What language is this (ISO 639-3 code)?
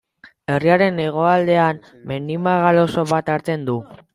eus